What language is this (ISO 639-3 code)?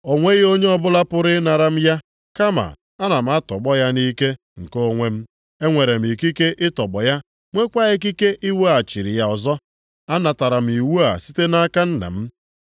ibo